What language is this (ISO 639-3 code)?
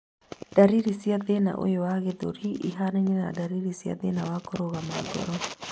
kik